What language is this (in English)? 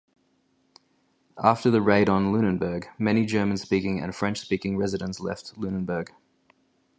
English